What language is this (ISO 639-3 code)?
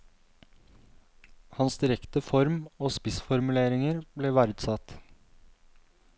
nor